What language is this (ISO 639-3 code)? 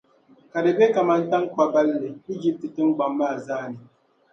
dag